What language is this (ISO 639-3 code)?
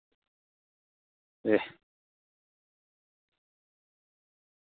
doi